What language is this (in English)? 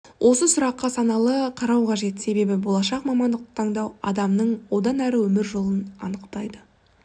Kazakh